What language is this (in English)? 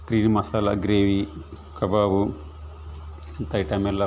Kannada